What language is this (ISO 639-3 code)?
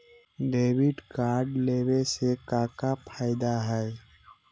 mag